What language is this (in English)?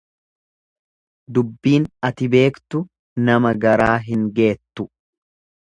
Oromo